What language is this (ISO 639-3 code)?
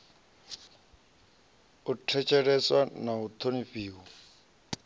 ven